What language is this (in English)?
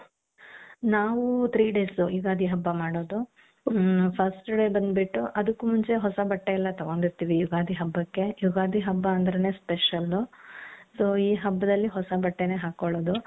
Kannada